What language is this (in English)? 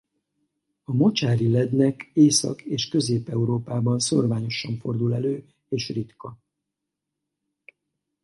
Hungarian